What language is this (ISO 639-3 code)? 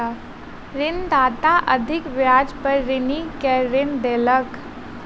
mai